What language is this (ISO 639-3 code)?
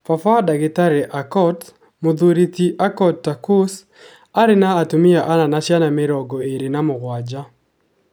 kik